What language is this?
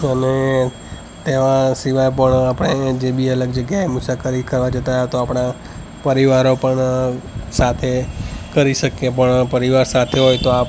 Gujarati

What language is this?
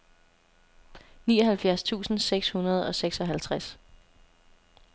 Danish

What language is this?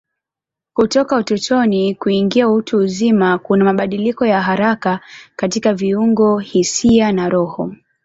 Swahili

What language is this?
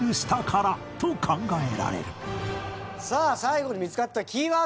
Japanese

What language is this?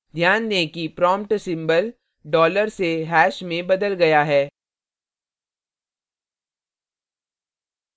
Hindi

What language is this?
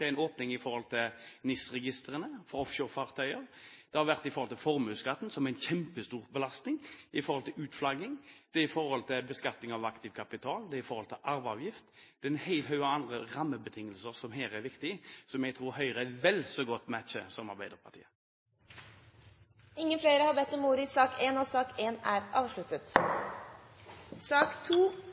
Norwegian Bokmål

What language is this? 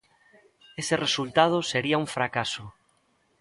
Galician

